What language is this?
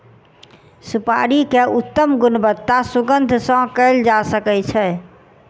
Maithili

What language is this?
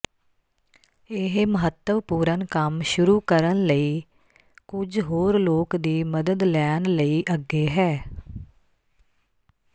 Punjabi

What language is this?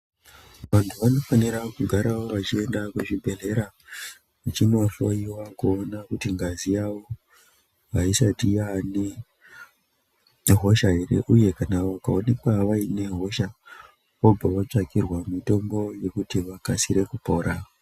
Ndau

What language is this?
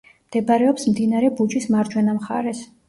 Georgian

